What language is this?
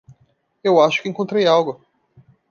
Portuguese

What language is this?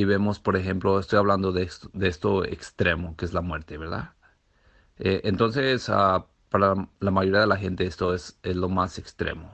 Spanish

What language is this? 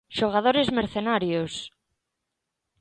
Galician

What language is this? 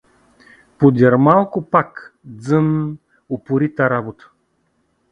Bulgarian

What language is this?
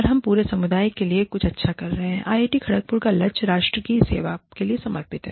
Hindi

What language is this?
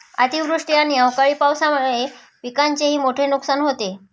Marathi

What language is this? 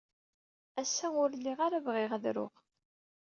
Kabyle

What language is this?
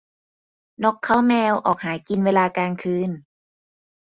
Thai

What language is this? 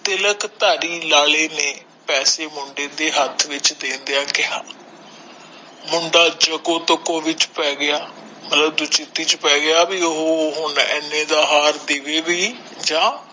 Punjabi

